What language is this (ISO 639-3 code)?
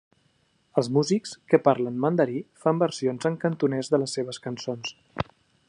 cat